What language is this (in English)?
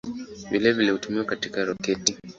Swahili